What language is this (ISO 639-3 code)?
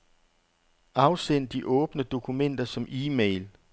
dan